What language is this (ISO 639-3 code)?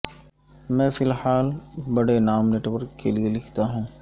urd